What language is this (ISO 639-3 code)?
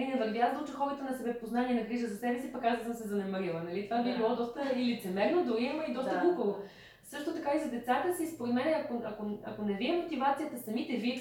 bul